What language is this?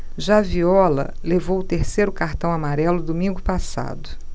Portuguese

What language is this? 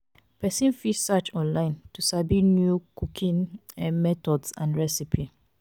Nigerian Pidgin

